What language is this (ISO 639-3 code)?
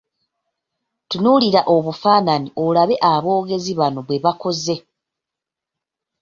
lug